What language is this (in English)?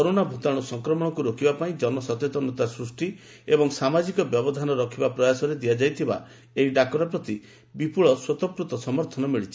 Odia